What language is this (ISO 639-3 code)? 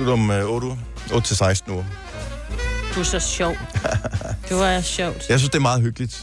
dan